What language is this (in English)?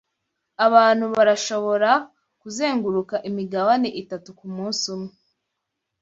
Kinyarwanda